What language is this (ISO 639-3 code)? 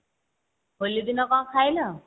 ori